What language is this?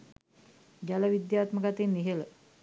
Sinhala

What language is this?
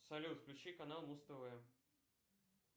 Russian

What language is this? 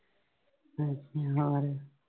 Punjabi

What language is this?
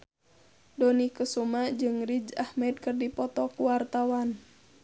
Sundanese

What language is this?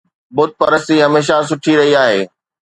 Sindhi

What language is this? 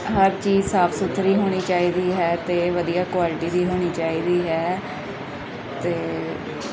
Punjabi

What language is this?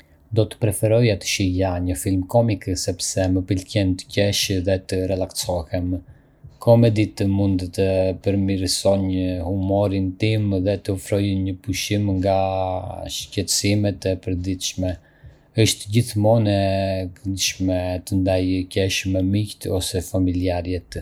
Arbëreshë Albanian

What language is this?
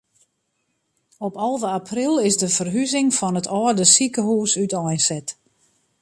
Western Frisian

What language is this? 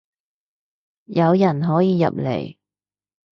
Cantonese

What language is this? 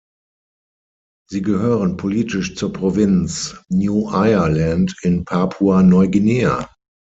German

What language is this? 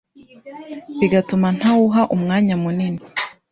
Kinyarwanda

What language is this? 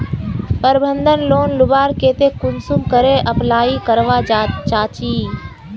Magahi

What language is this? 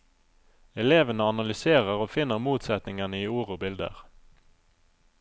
Norwegian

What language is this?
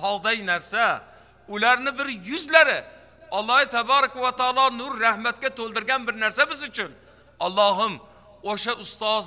Turkish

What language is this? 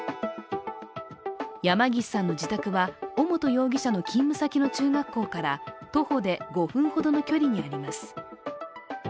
Japanese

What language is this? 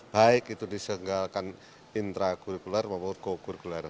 Indonesian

